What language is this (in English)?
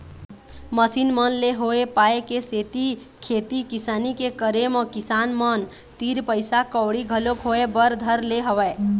Chhattisgarhi